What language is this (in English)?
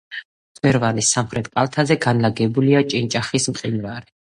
Georgian